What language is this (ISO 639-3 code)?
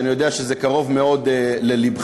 heb